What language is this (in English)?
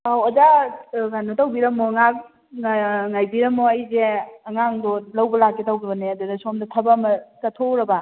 Manipuri